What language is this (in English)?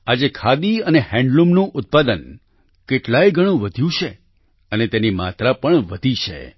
Gujarati